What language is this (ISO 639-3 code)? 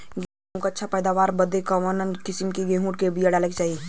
bho